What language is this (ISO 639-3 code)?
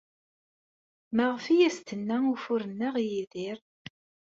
kab